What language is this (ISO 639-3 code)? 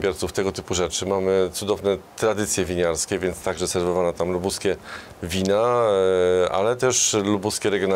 pol